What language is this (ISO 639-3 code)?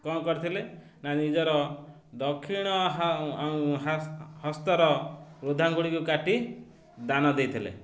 ori